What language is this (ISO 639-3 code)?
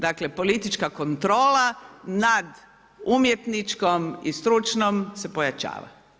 hrv